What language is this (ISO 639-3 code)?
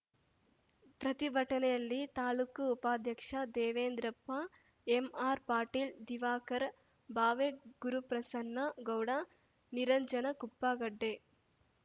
kan